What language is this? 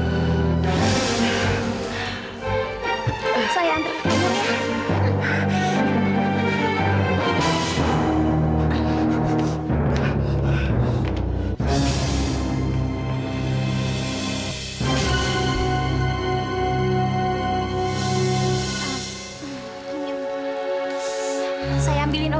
Indonesian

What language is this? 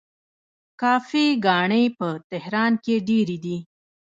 Pashto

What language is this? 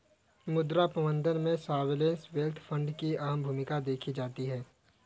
Hindi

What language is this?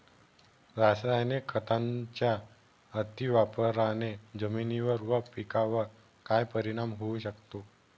Marathi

